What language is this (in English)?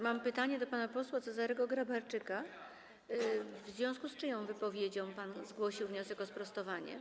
Polish